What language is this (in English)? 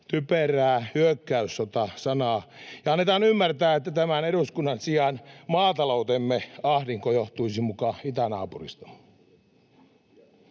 Finnish